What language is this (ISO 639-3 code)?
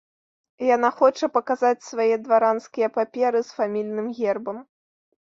bel